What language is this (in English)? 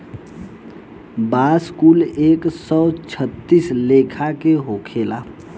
Bhojpuri